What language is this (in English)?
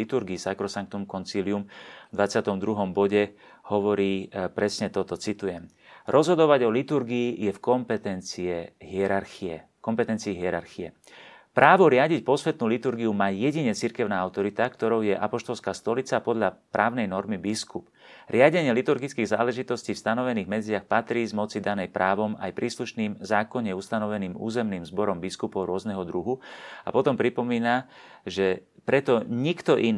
Slovak